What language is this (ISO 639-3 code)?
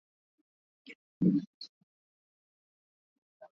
swa